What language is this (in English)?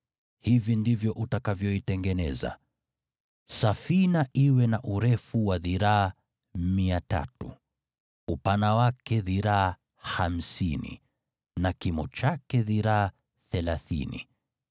Swahili